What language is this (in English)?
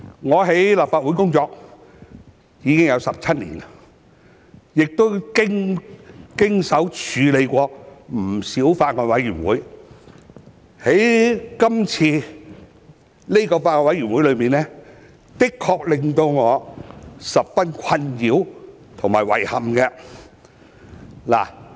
Cantonese